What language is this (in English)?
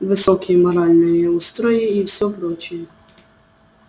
Russian